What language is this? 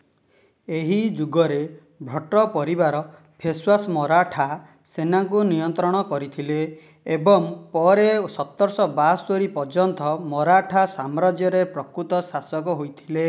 Odia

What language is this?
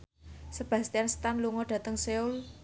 Javanese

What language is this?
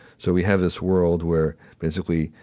English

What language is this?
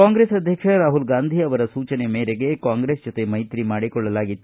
Kannada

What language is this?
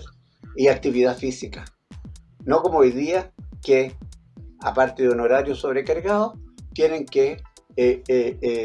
Spanish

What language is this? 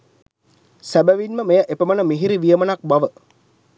Sinhala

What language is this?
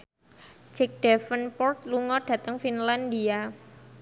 Javanese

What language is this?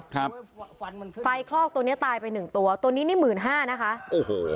Thai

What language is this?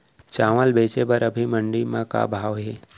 Chhattisgarhi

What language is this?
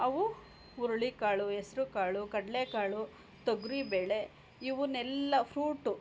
Kannada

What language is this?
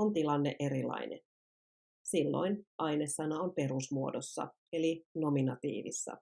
Finnish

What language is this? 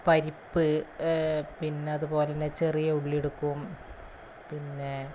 Malayalam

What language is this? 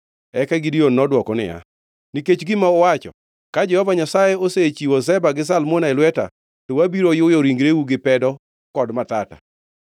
Luo (Kenya and Tanzania)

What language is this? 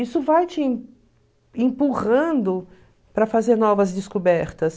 Portuguese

